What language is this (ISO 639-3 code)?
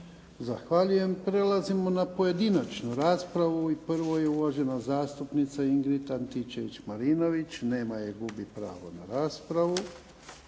hrv